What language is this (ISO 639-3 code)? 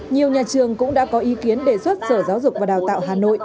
vie